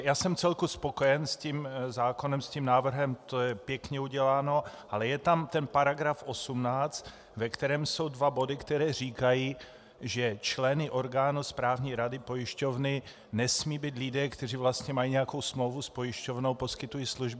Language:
Czech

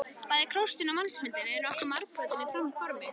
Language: Icelandic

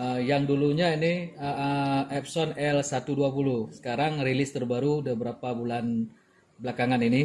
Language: Indonesian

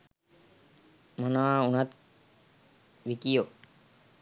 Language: Sinhala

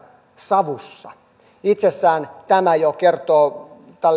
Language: Finnish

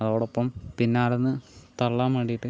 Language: Malayalam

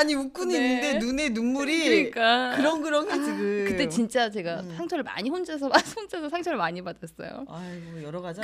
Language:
Korean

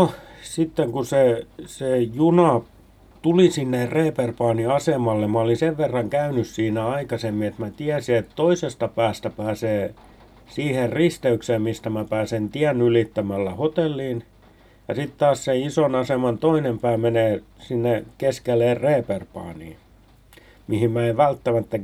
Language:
Finnish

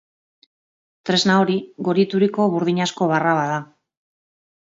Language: Basque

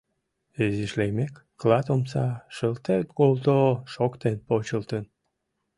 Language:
Mari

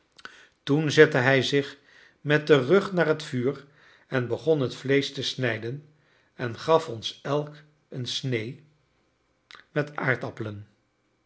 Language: Dutch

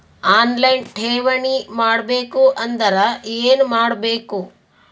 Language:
Kannada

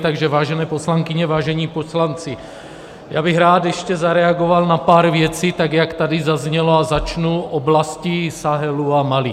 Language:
Czech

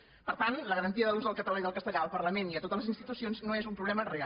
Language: Catalan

